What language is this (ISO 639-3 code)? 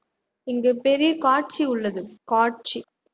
tam